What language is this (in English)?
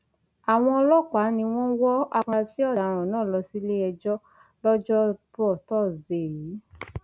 Yoruba